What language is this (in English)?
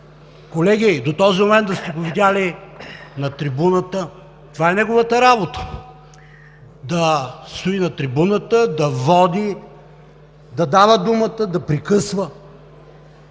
Bulgarian